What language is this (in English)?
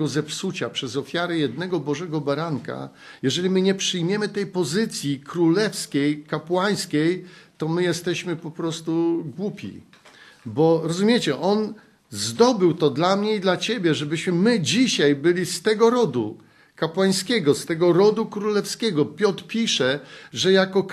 Polish